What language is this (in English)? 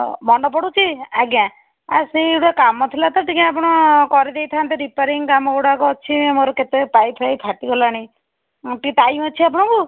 Odia